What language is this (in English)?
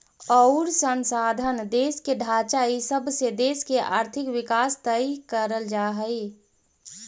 Magahi